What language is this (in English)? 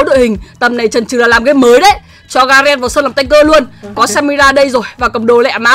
Vietnamese